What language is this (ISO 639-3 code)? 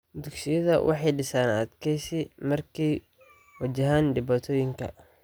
som